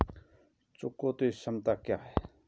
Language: Hindi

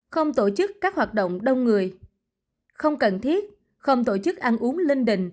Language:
Vietnamese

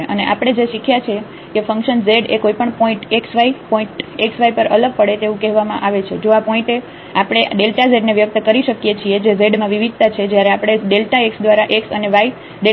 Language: Gujarati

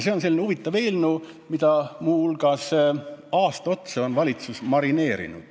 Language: Estonian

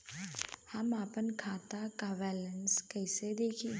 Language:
Bhojpuri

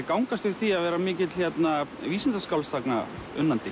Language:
Icelandic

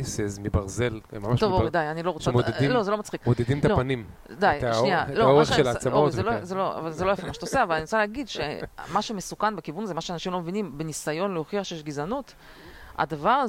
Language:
Hebrew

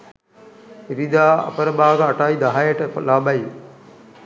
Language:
Sinhala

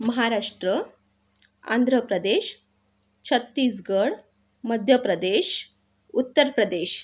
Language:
Marathi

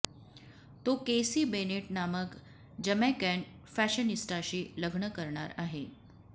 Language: Marathi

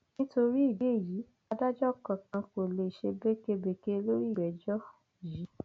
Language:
Yoruba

